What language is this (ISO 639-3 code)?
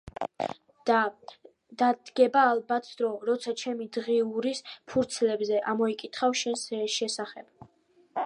kat